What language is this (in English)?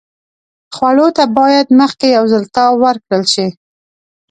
Pashto